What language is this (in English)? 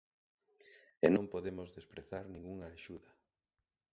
Galician